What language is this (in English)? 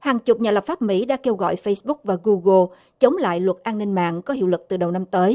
Vietnamese